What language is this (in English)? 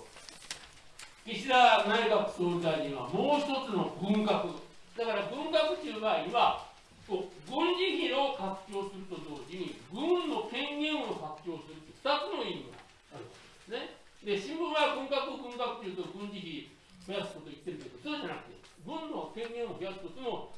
Japanese